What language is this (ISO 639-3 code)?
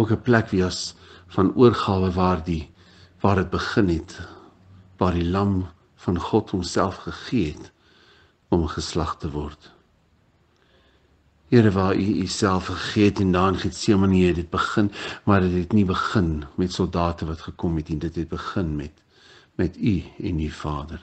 nld